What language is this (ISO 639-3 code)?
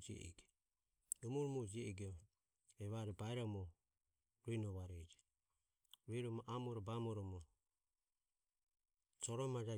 aom